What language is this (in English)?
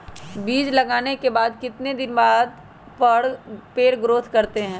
Magahi